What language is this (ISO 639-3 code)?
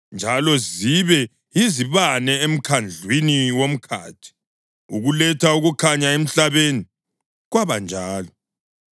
nde